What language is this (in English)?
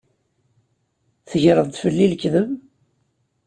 Kabyle